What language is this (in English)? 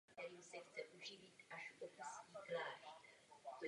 Czech